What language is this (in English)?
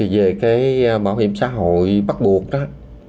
Vietnamese